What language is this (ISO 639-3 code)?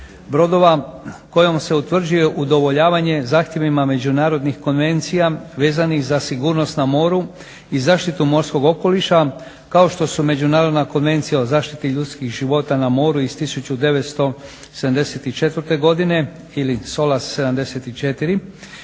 hrv